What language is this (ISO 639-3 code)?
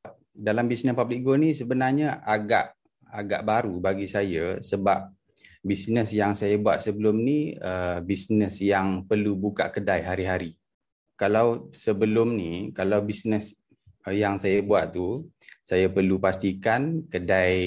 msa